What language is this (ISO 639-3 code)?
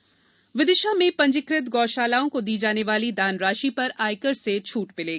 hin